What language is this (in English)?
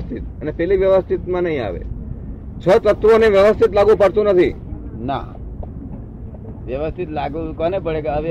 Gujarati